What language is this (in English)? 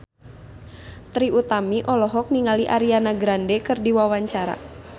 Sundanese